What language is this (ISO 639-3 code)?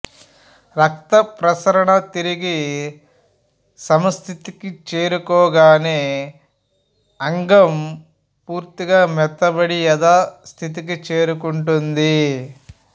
tel